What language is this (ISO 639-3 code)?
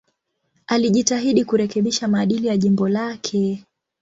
swa